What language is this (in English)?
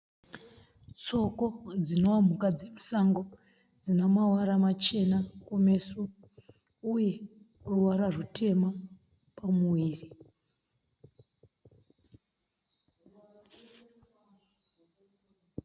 Shona